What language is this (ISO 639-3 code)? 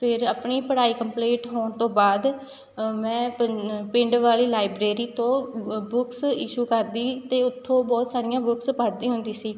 pan